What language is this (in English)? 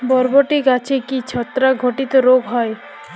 Bangla